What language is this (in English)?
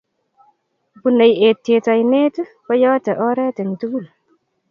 Kalenjin